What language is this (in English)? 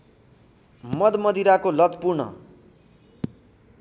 Nepali